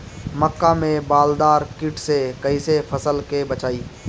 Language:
Bhojpuri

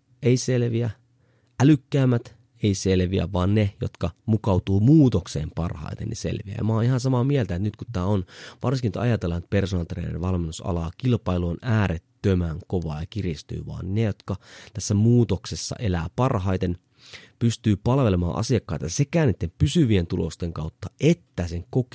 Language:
Finnish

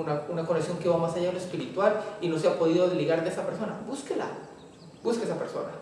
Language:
Spanish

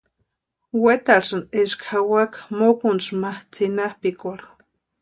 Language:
Western Highland Purepecha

